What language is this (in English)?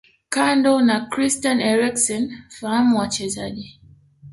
Swahili